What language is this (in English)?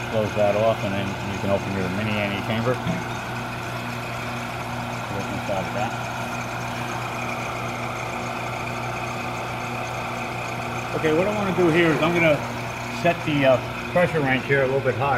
English